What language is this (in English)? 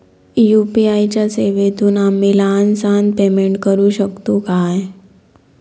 Marathi